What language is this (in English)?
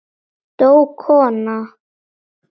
Icelandic